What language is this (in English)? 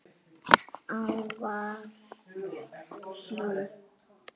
Icelandic